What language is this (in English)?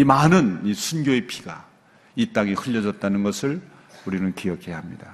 Korean